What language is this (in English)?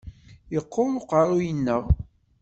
Kabyle